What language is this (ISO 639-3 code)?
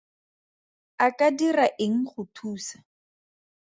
tsn